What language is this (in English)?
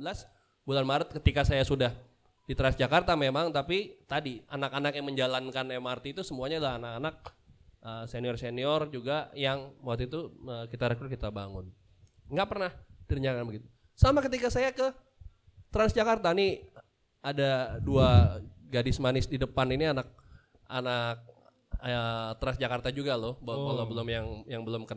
Indonesian